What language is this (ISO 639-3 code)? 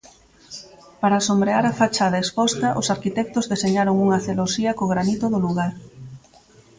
glg